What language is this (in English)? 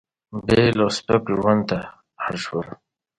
Pashto